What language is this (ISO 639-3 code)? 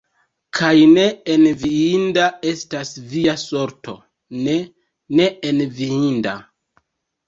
epo